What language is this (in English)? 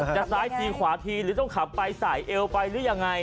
Thai